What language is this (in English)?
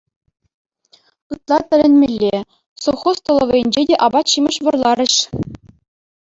Chuvash